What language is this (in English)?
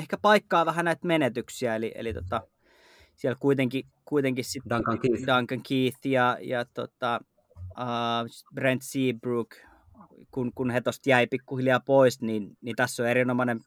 Finnish